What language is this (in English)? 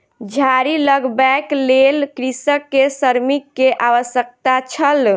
Maithili